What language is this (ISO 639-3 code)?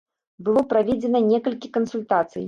bel